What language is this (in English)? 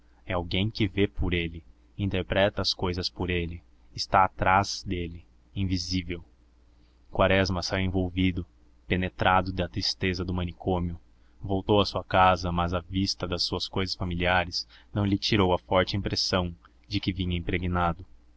Portuguese